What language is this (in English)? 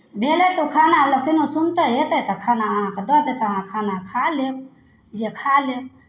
Maithili